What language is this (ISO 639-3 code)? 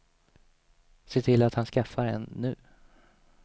swe